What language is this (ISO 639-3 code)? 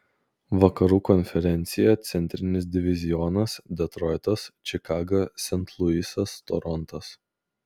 lit